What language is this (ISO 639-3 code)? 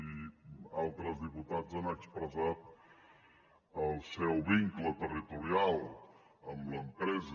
cat